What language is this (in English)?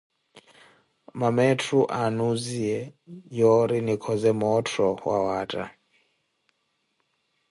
Koti